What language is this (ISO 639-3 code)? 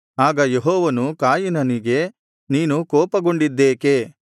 kan